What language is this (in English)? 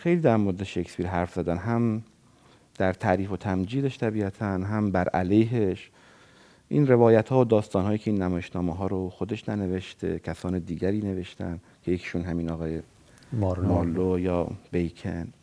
Persian